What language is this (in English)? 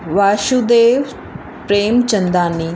Sindhi